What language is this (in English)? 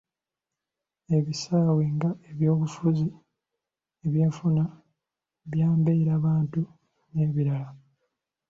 Ganda